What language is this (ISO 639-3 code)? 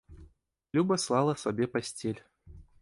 bel